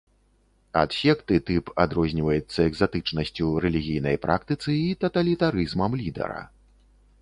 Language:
Belarusian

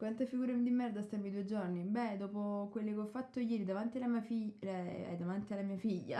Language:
Italian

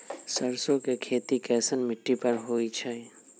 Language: Magahi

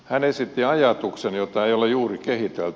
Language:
Finnish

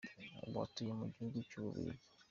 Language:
Kinyarwanda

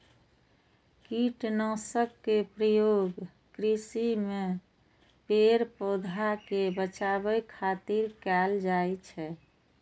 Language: Maithili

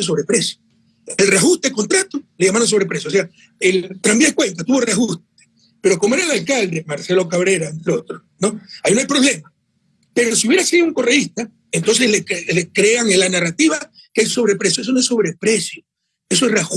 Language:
Spanish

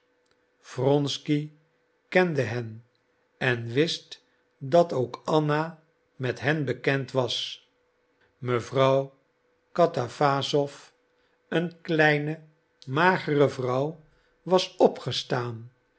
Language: Dutch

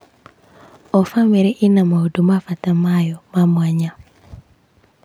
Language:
Kikuyu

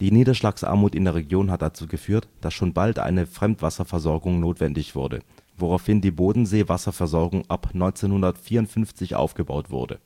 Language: German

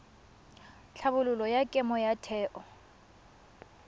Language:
Tswana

